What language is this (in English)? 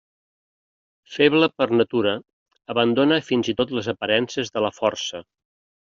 Catalan